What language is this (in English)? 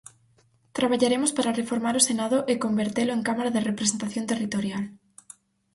Galician